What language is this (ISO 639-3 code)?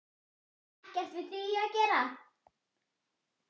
isl